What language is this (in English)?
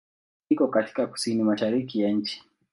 Swahili